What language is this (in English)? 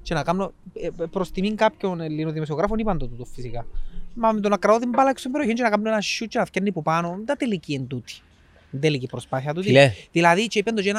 Greek